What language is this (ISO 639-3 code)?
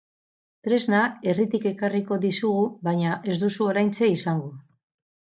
eus